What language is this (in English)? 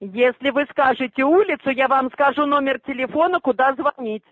Russian